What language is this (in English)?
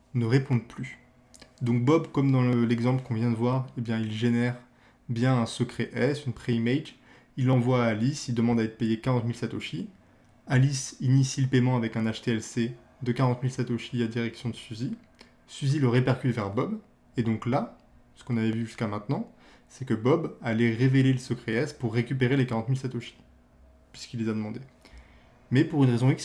French